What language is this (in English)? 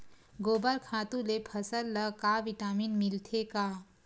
Chhattisgarhi